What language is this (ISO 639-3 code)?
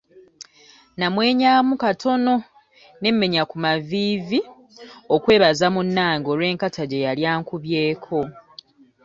lug